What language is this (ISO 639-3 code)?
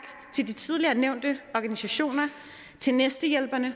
dan